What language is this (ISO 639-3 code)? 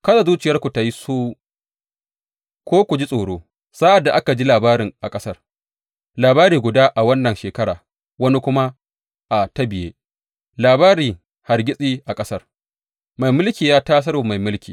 hau